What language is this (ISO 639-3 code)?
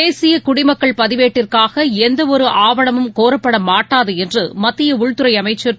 tam